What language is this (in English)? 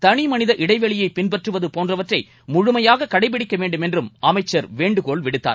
Tamil